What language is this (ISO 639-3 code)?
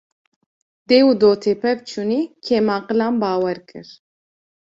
kur